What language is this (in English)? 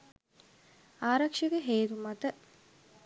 Sinhala